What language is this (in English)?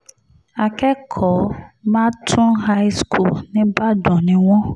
Yoruba